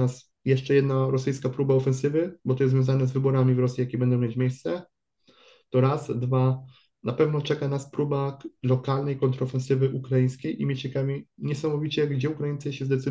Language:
Polish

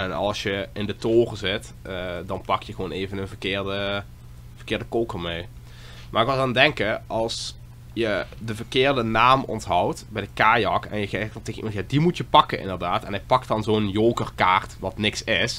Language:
Dutch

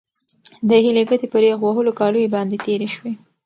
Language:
Pashto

